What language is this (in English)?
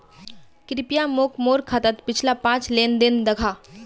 Magahi